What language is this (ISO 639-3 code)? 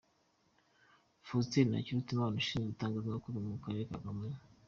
kin